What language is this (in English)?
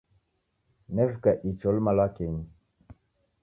Taita